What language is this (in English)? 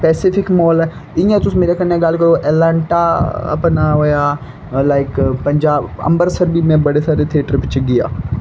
Dogri